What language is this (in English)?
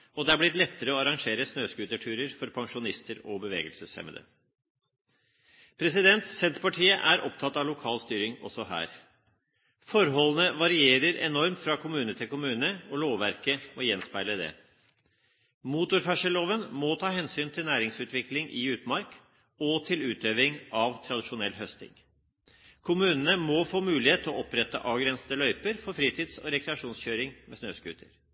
Norwegian Bokmål